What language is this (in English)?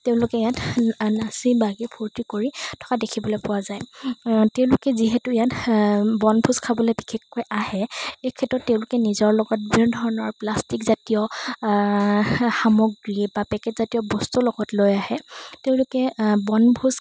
Assamese